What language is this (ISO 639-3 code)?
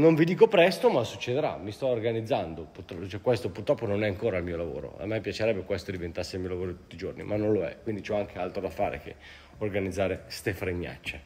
ita